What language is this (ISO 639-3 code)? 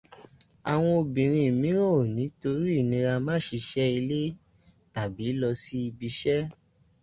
yor